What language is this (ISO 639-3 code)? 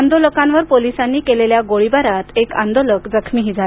mar